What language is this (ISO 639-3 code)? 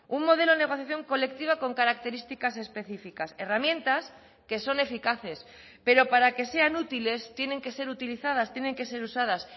spa